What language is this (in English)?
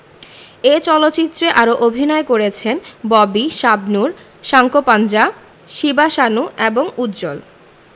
Bangla